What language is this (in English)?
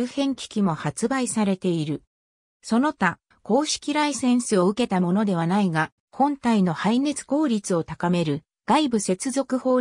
Japanese